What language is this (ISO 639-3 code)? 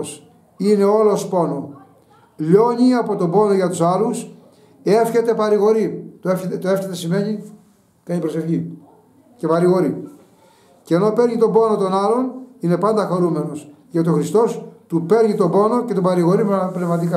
ell